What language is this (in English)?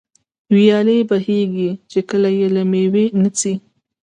Pashto